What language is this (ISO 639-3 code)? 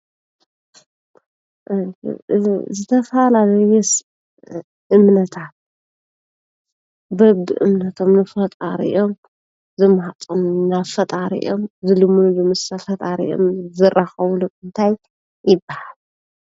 tir